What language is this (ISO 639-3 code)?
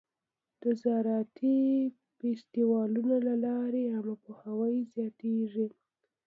pus